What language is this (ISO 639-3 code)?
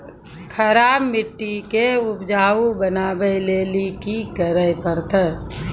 mai